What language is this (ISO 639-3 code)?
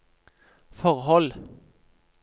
nor